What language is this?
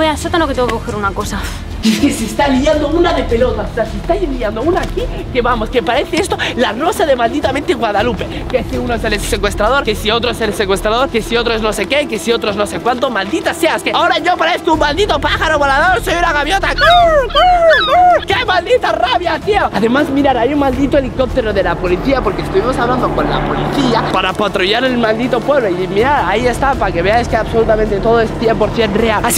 Spanish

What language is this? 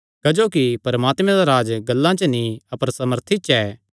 Kangri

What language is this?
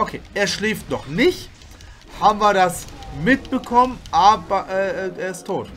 German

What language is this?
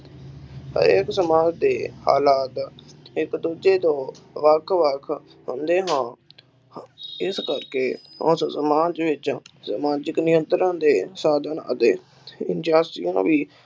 Punjabi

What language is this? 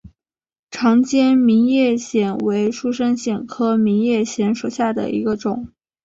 Chinese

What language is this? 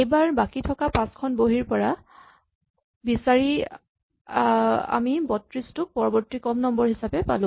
Assamese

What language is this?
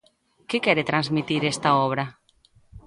Galician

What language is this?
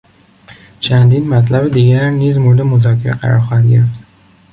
Persian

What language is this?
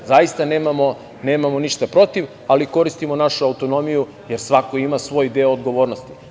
Serbian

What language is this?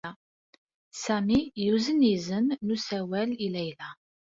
Kabyle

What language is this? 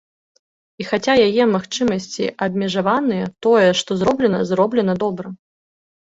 Belarusian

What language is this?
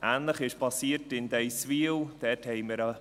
Swiss German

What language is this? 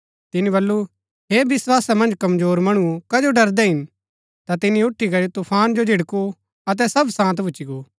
Gaddi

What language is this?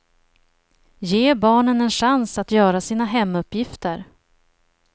Swedish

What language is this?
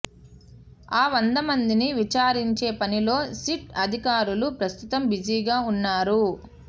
Telugu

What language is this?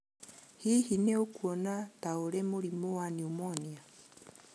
Kikuyu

